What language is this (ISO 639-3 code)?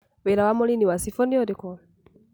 kik